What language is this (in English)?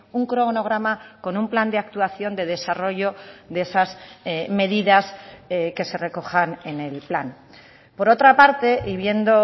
Spanish